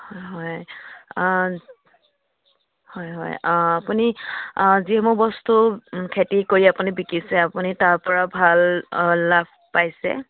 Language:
Assamese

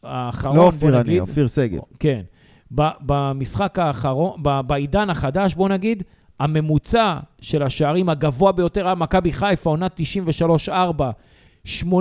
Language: Hebrew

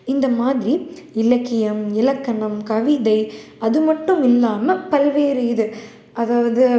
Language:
Tamil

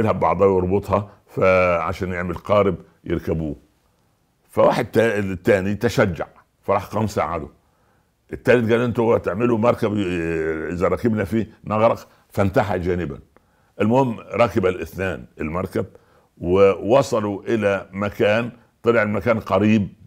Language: Arabic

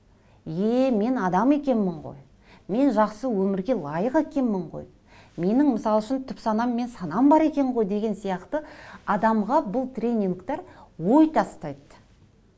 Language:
Kazakh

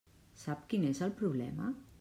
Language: Catalan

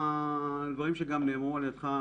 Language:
Hebrew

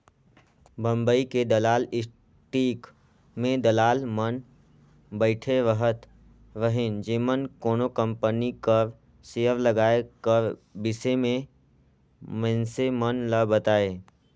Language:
Chhattisgarhi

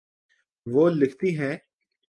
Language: Urdu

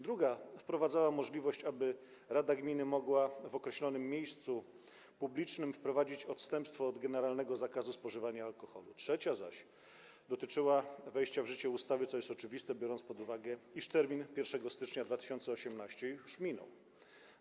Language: Polish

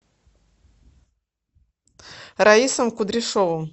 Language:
Russian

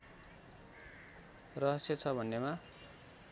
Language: Nepali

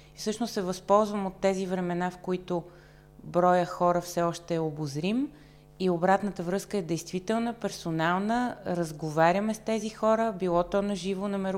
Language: Bulgarian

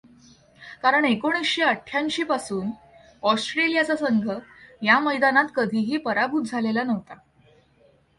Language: Marathi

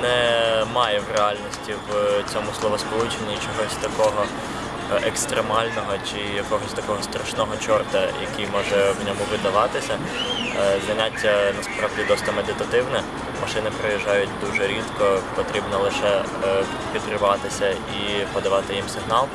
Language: Ukrainian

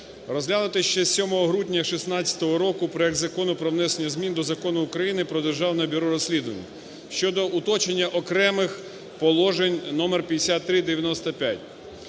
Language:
Ukrainian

